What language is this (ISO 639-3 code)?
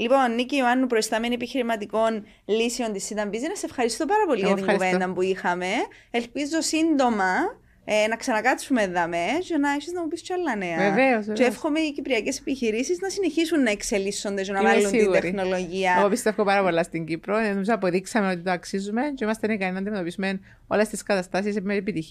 ell